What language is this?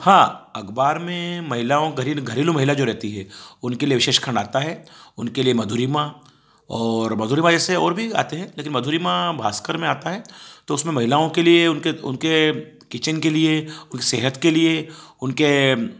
Hindi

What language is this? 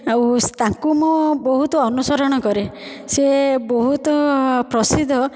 Odia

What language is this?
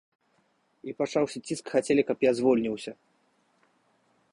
Belarusian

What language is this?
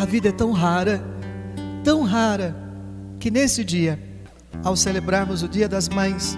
Portuguese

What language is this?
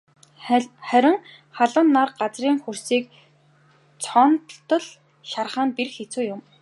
Mongolian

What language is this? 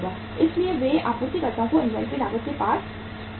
Hindi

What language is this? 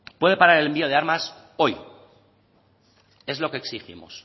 Spanish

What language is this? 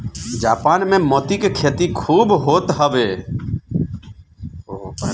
Bhojpuri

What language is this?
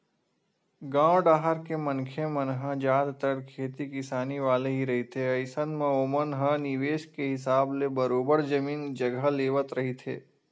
Chhattisgarhi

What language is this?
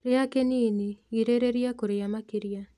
Kikuyu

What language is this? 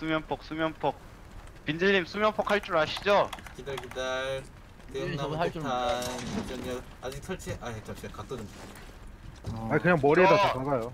Korean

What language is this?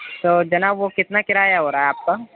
Urdu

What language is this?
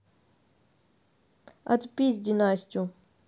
Russian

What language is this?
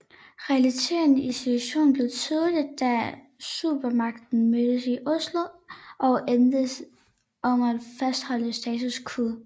Danish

